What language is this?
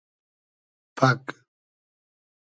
Hazaragi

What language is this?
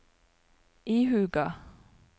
Norwegian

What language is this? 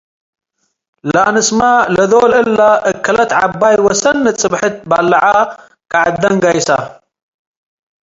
Tigre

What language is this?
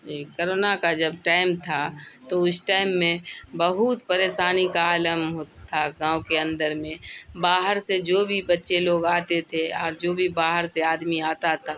Urdu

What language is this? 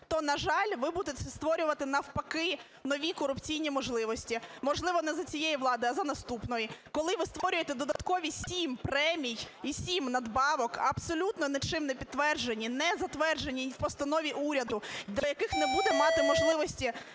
Ukrainian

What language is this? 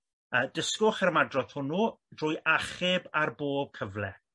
Welsh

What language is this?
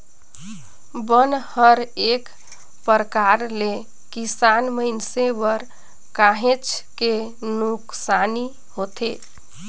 Chhattisgarhi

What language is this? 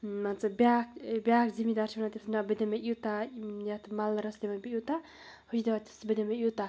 Kashmiri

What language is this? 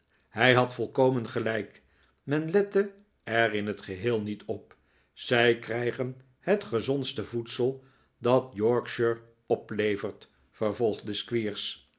Dutch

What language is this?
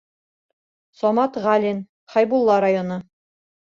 Bashkir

